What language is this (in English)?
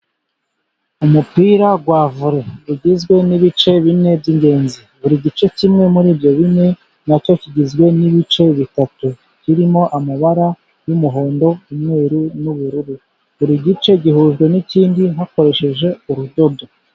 Kinyarwanda